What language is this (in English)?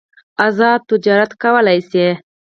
Pashto